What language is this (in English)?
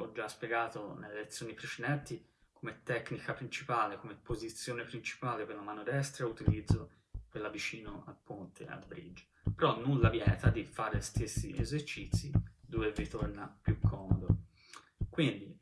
Italian